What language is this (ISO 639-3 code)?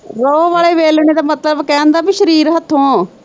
pan